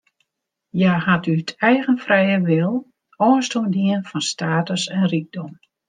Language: Western Frisian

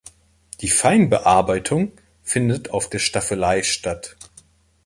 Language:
German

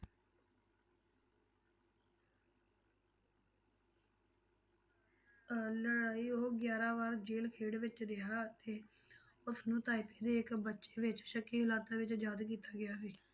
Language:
Punjabi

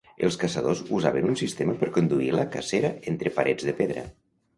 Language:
Catalan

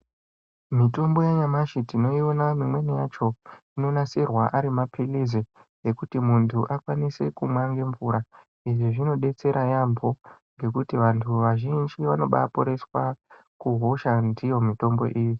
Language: Ndau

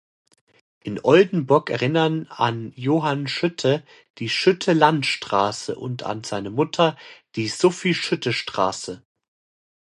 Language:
German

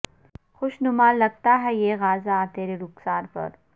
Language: Urdu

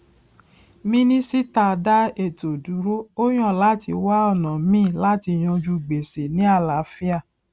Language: Yoruba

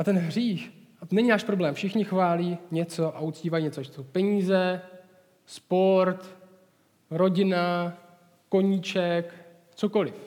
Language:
Czech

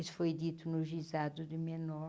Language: Portuguese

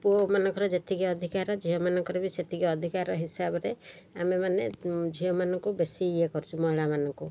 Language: Odia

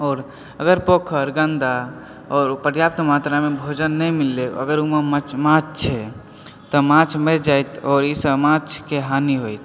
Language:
Maithili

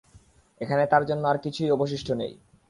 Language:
Bangla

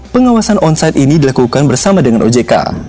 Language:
Indonesian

